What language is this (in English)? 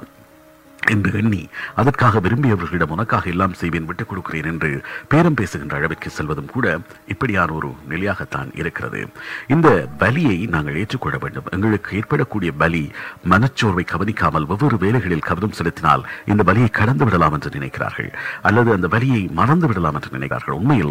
Tamil